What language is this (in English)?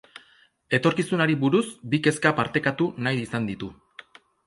Basque